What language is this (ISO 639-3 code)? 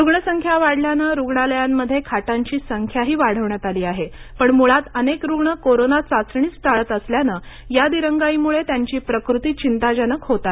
mar